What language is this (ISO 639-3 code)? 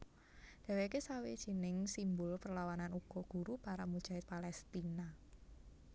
jav